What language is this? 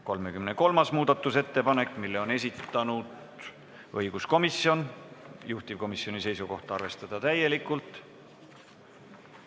Estonian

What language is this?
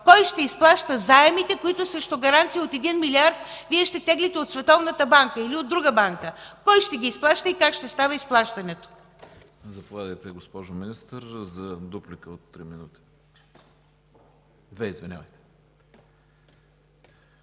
Bulgarian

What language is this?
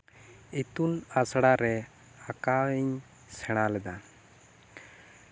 Santali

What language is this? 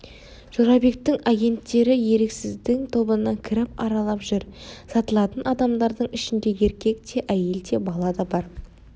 Kazakh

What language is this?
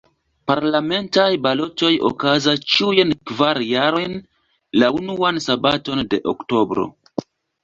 Esperanto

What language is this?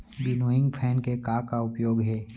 Chhattisgarhi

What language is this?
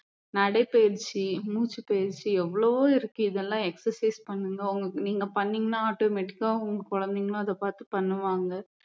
Tamil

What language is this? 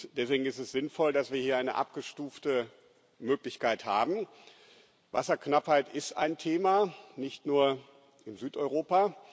German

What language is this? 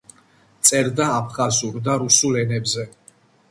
Georgian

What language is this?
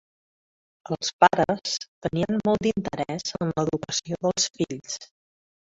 Catalan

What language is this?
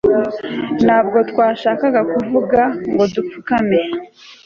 Kinyarwanda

